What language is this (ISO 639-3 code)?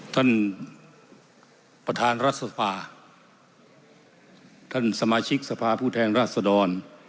tha